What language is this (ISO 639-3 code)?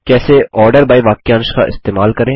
hin